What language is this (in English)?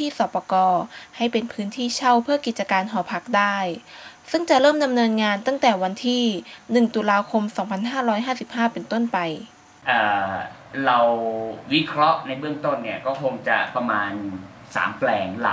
Thai